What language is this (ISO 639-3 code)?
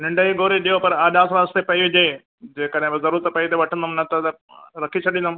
snd